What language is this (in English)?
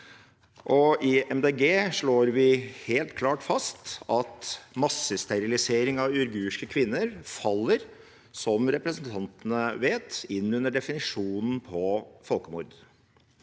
Norwegian